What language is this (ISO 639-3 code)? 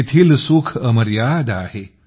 mar